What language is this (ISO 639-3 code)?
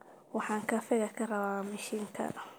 som